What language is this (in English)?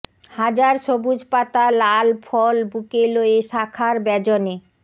Bangla